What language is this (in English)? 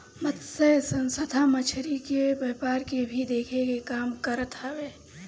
Bhojpuri